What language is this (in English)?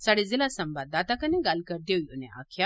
Dogri